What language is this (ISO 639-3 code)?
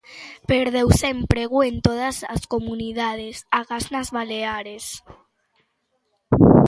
glg